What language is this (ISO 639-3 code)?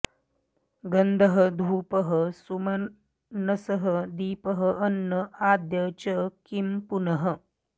san